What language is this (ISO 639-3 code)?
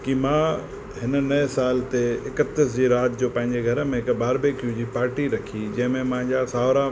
snd